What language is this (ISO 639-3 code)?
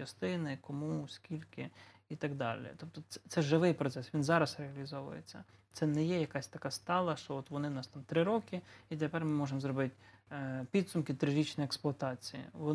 ukr